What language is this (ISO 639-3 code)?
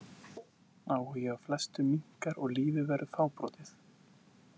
isl